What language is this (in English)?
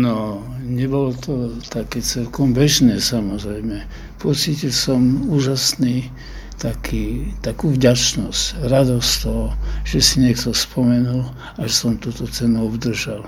Czech